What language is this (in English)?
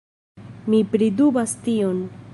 Esperanto